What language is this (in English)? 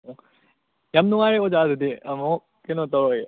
Manipuri